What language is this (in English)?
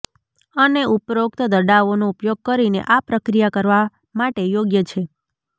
Gujarati